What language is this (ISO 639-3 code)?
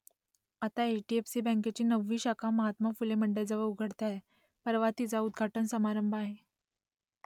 mar